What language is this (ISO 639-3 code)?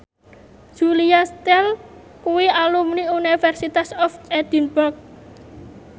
jav